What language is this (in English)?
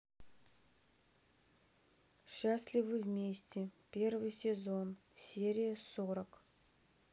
Russian